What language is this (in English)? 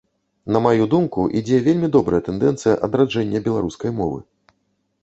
Belarusian